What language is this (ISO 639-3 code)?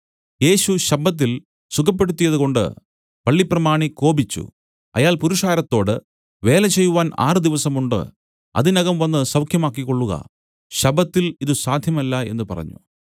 mal